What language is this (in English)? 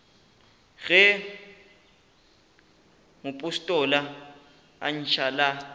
Northern Sotho